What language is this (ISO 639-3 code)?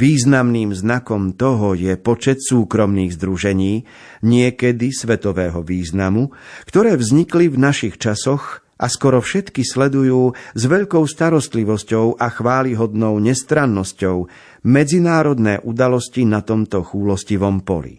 slk